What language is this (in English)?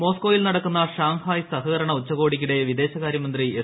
Malayalam